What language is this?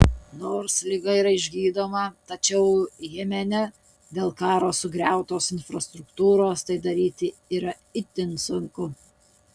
Lithuanian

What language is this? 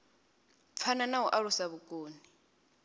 Venda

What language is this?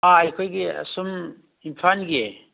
Manipuri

